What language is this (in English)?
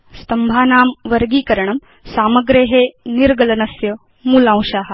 Sanskrit